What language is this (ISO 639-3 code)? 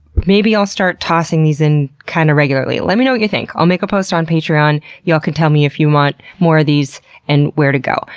eng